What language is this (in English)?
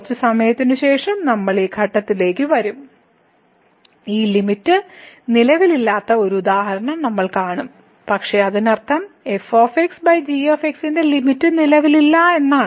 Malayalam